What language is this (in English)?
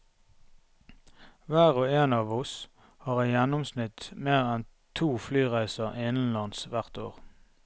Norwegian